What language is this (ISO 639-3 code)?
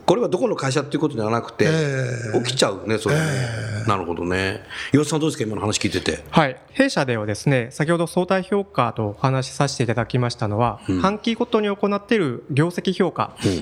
jpn